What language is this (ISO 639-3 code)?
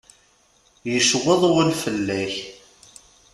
kab